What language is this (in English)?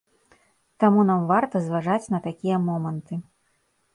Belarusian